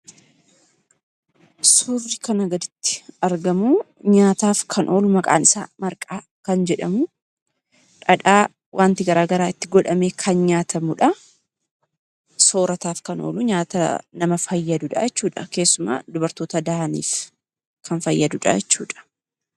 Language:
Oromo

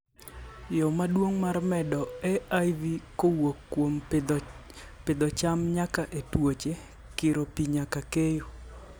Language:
Luo (Kenya and Tanzania)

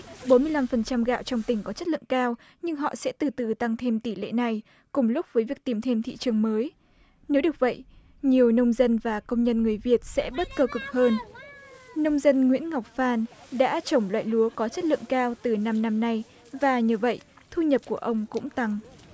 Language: Vietnamese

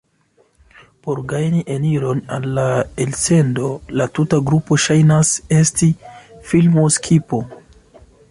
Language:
Esperanto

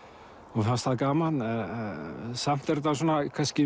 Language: Icelandic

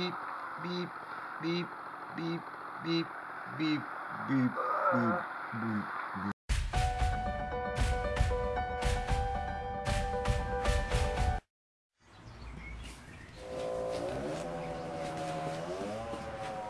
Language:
Dutch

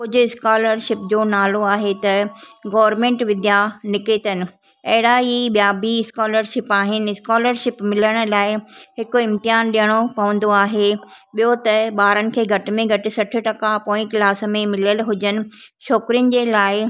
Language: Sindhi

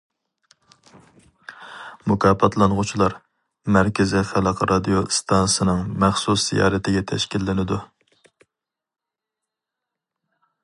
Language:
Uyghur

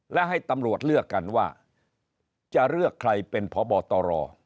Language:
Thai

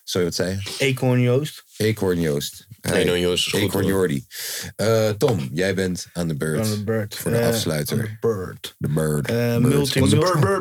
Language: Dutch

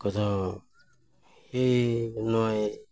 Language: Santali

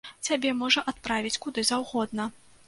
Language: Belarusian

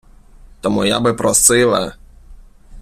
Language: Ukrainian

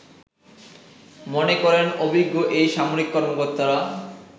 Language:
Bangla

